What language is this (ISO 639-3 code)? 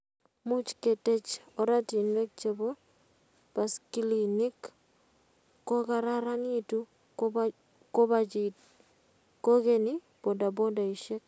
kln